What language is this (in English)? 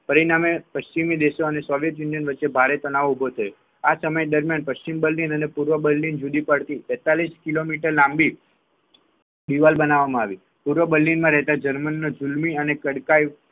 Gujarati